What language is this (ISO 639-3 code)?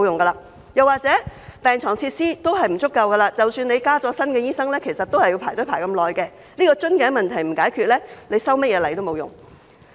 yue